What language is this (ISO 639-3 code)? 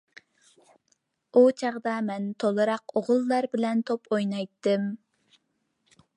uig